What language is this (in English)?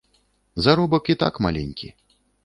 Belarusian